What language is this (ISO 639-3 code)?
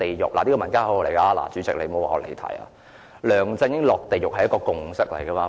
yue